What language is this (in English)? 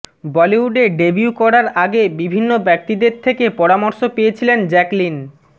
Bangla